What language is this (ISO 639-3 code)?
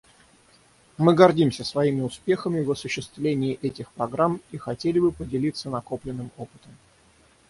rus